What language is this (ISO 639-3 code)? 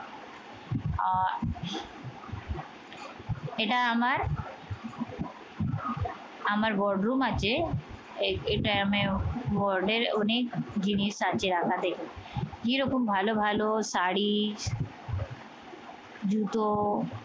ben